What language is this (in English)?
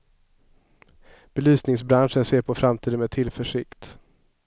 Swedish